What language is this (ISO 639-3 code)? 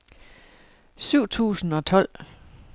dan